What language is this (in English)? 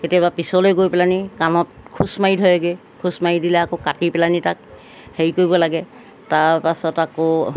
Assamese